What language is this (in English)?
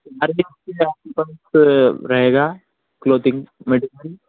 Urdu